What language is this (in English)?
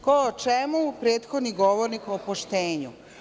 Serbian